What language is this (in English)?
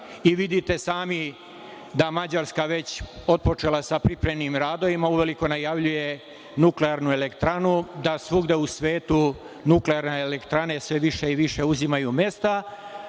Serbian